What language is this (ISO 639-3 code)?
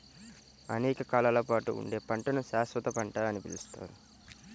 tel